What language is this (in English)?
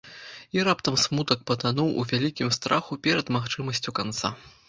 Belarusian